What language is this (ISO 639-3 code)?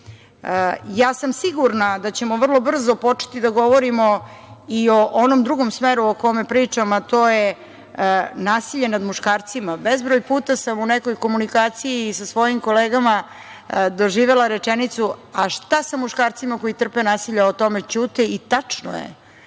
srp